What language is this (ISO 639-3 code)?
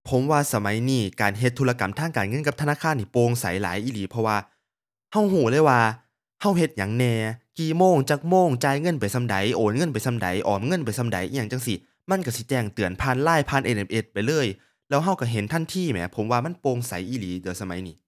tha